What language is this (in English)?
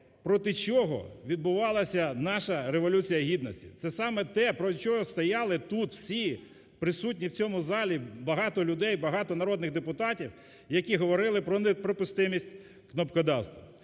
Ukrainian